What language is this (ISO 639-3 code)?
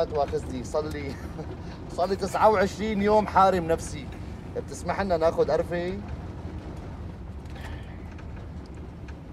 ara